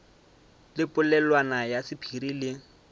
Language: Northern Sotho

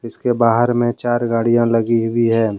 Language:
Hindi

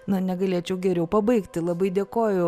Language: Lithuanian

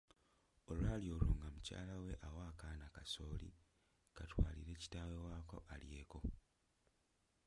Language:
Ganda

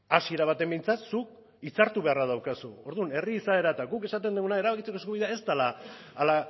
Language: Basque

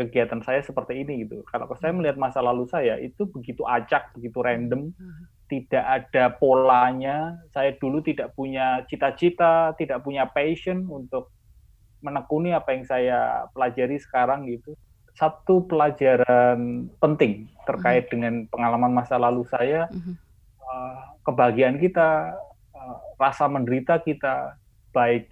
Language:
Indonesian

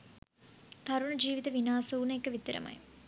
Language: Sinhala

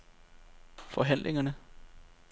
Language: Danish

